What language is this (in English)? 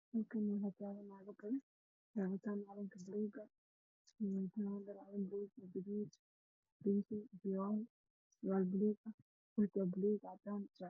Somali